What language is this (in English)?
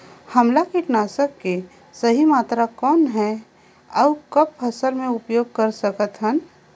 Chhattisgarhi